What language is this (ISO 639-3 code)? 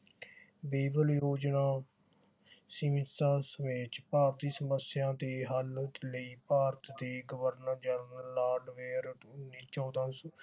pan